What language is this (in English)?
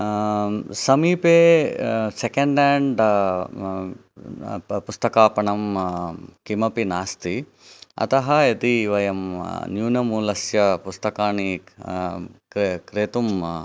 Sanskrit